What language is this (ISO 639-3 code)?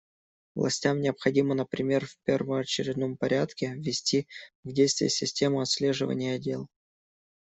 rus